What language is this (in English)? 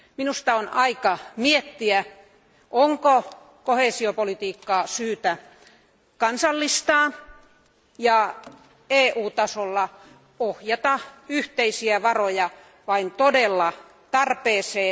Finnish